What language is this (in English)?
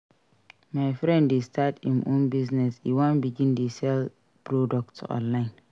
Nigerian Pidgin